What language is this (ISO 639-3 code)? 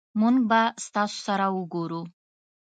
pus